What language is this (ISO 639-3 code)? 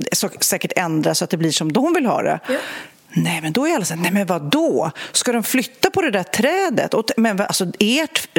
swe